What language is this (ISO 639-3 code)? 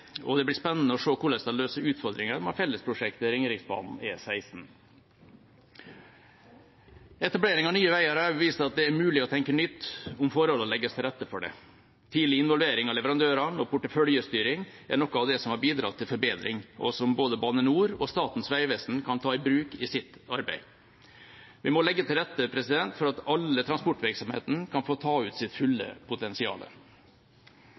nob